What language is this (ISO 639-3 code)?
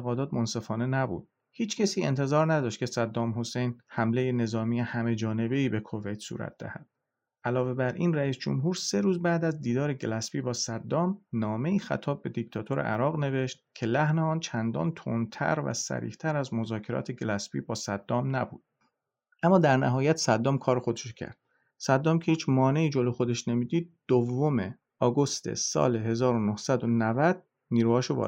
fas